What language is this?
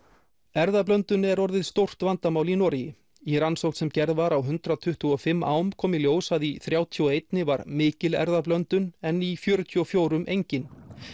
Icelandic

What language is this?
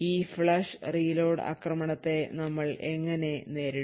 Malayalam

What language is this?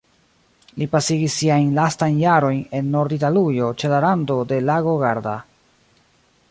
Esperanto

